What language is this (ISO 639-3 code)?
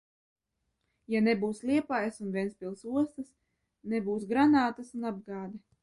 lav